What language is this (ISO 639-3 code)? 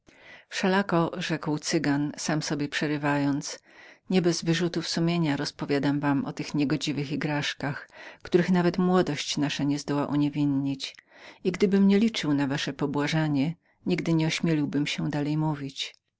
pol